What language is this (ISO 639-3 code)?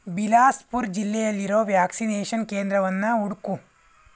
kan